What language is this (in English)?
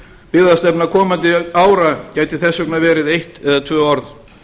Icelandic